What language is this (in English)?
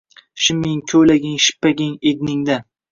Uzbek